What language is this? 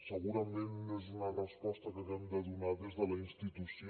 Catalan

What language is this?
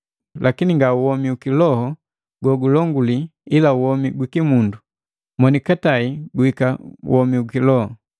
Matengo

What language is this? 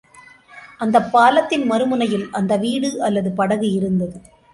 Tamil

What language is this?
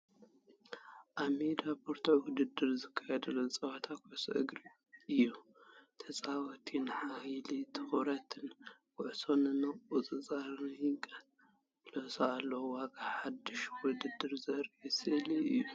Tigrinya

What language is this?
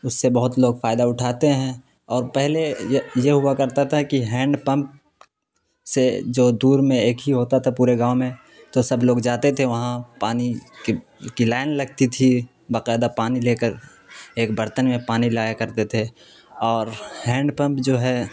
Urdu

